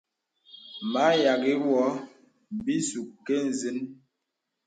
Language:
Bebele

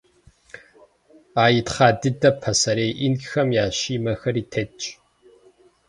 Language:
Kabardian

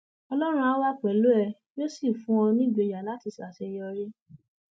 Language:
Yoruba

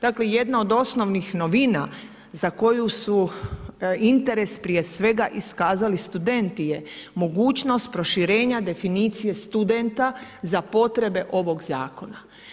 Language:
Croatian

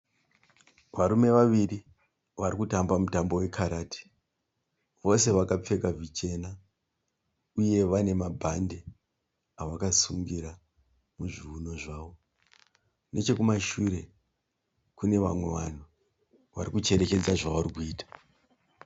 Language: Shona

